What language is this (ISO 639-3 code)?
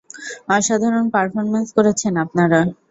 ben